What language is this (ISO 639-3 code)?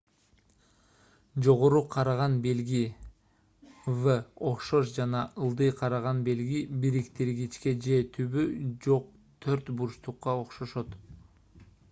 kir